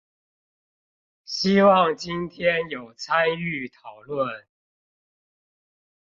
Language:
Chinese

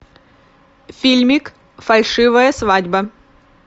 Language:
Russian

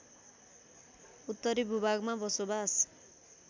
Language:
Nepali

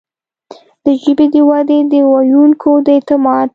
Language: Pashto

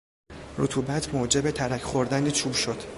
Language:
Persian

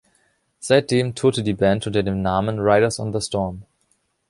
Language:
German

